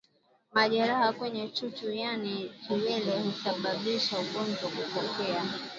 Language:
Swahili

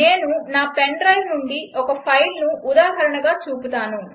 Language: Telugu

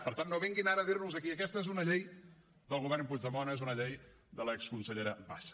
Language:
Catalan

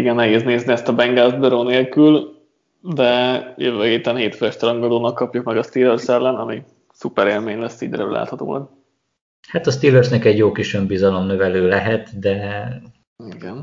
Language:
Hungarian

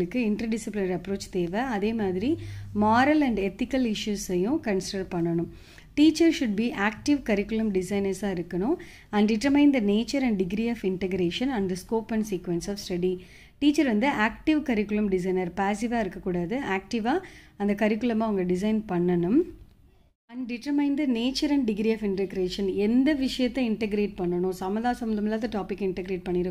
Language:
English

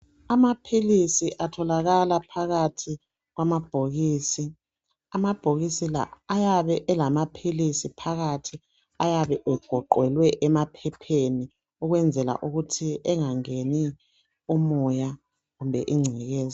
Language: North Ndebele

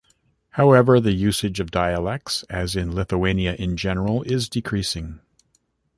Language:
English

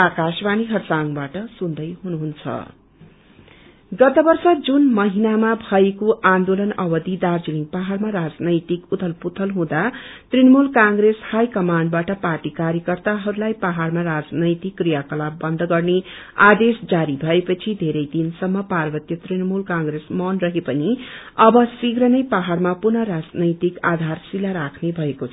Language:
Nepali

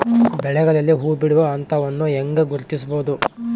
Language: Kannada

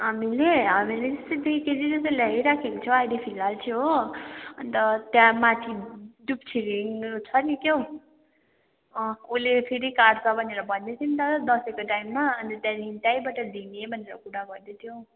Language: Nepali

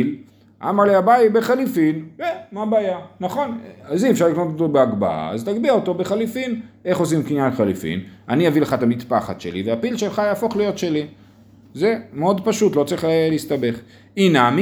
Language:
Hebrew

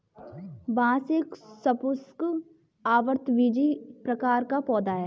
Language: Hindi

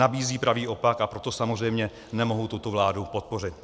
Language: Czech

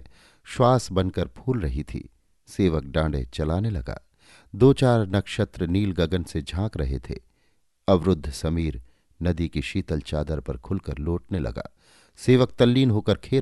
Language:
Hindi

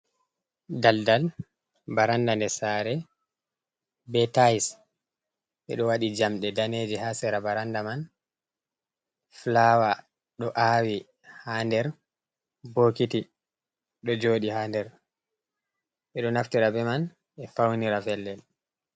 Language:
Fula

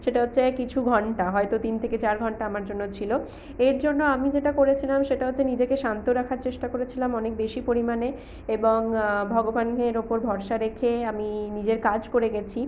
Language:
Bangla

